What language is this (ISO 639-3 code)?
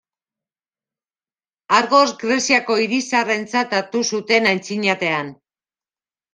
eus